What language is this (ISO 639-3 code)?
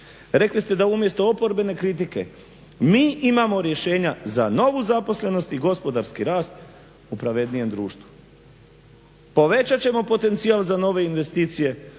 hrv